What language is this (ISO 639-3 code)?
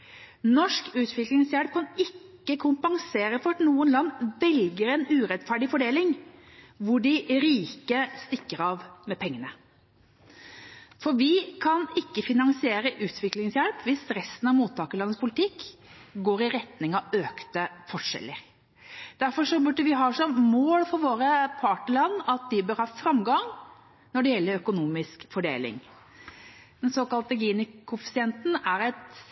nob